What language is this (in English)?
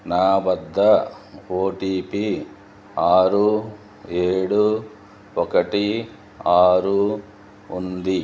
Telugu